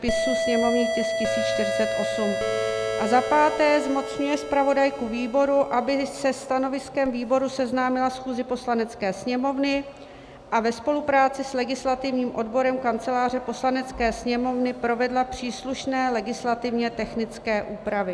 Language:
Czech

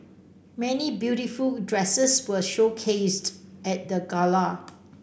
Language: English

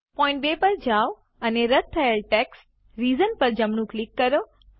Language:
Gujarati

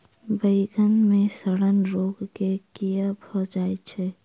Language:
Maithili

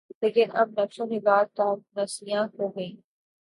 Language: Urdu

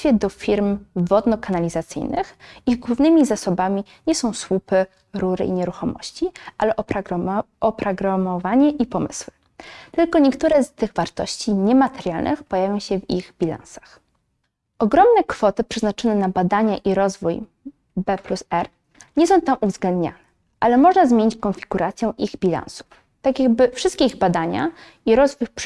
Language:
Polish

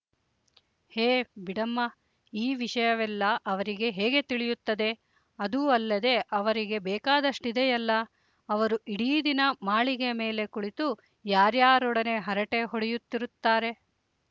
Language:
Kannada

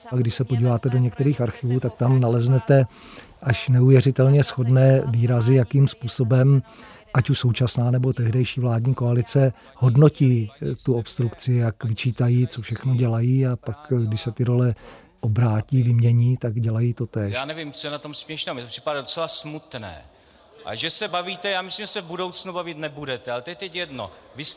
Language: Czech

